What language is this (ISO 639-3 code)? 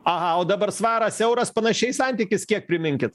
lit